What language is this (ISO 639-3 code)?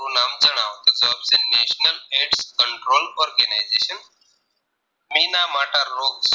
guj